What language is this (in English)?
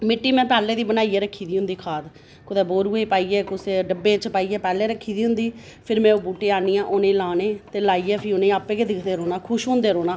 Dogri